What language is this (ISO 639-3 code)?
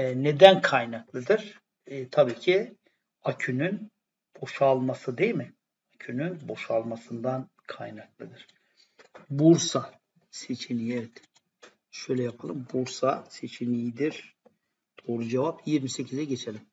tur